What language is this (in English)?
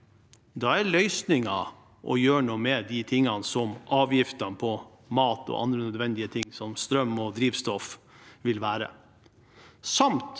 Norwegian